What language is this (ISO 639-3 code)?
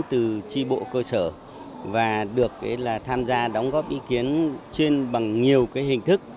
vie